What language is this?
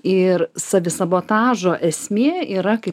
Lithuanian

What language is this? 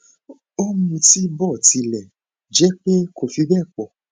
Yoruba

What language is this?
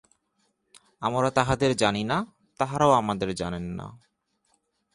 Bangla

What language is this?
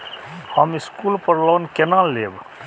Maithili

